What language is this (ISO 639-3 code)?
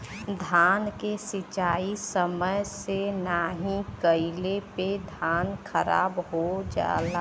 bho